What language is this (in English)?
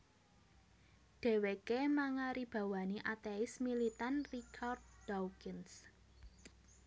Javanese